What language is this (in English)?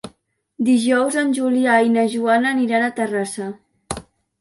Catalan